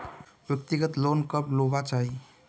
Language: Magahi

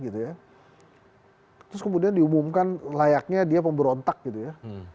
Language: Indonesian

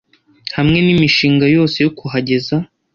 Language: Kinyarwanda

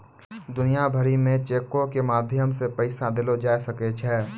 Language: Maithili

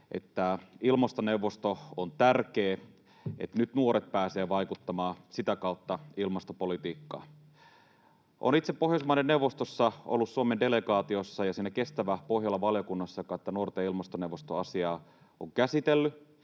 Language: Finnish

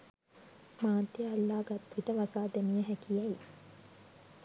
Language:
Sinhala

